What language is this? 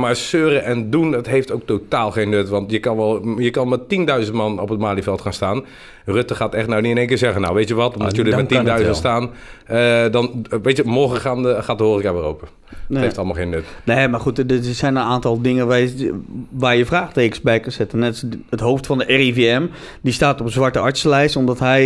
Dutch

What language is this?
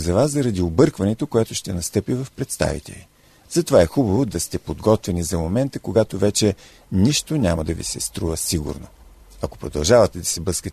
Bulgarian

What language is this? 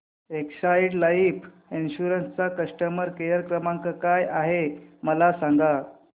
Marathi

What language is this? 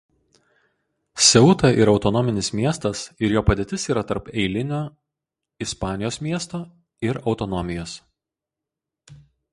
Lithuanian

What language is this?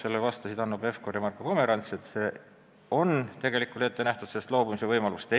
Estonian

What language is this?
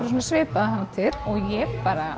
Icelandic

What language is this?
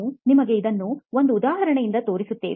Kannada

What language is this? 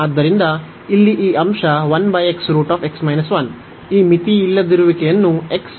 Kannada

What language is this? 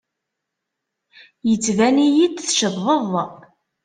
Kabyle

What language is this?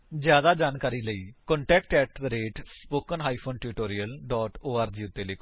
Punjabi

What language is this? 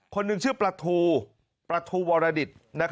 Thai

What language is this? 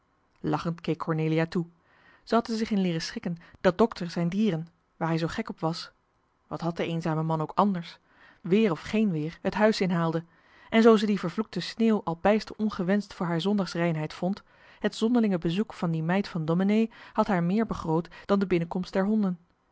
Dutch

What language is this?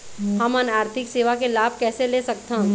Chhattisgarhi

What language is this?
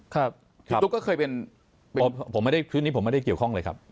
Thai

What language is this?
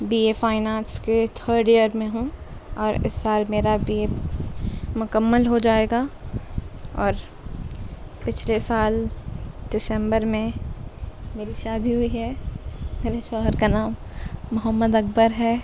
Urdu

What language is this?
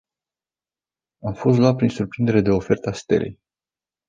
Romanian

